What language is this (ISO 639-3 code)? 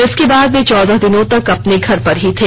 hin